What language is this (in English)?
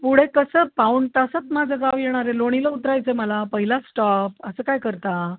Marathi